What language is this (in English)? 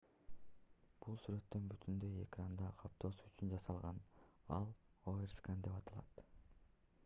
Kyrgyz